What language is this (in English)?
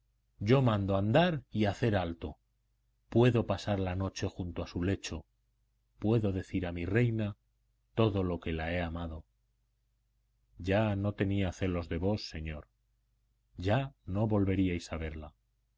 Spanish